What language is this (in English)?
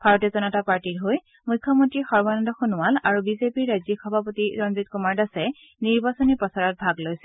Assamese